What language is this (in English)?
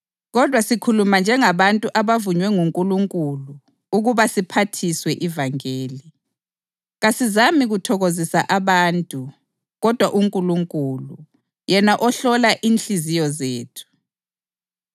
North Ndebele